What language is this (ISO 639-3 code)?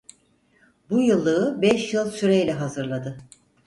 tur